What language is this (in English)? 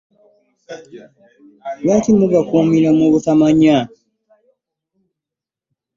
Ganda